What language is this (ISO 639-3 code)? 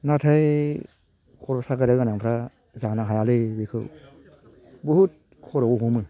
brx